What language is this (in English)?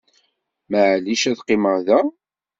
Kabyle